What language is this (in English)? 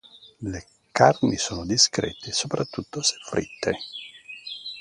Italian